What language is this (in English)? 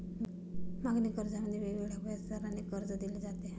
Marathi